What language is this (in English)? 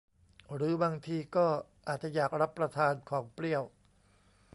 Thai